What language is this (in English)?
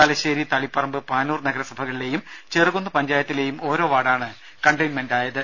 Malayalam